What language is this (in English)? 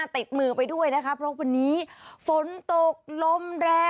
Thai